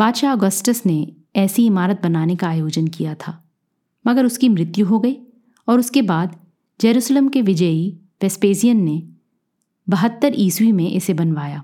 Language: Hindi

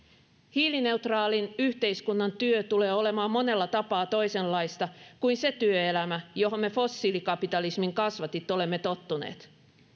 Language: Finnish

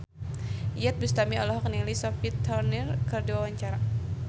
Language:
Sundanese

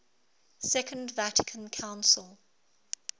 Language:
English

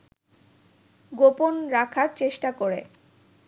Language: Bangla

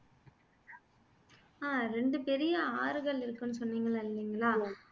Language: Tamil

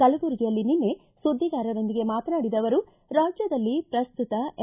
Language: Kannada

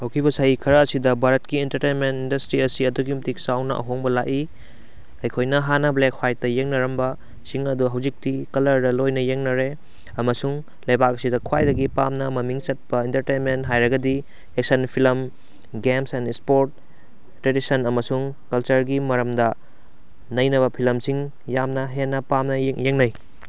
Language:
Manipuri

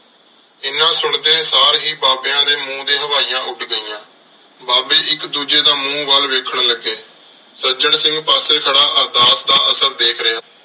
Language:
Punjabi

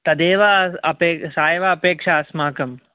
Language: Sanskrit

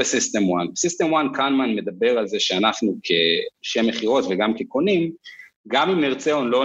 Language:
Hebrew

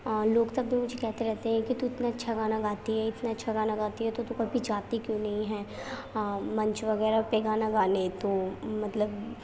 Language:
Urdu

